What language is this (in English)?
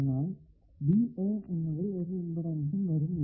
Malayalam